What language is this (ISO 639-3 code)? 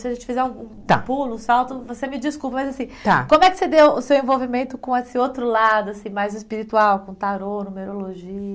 por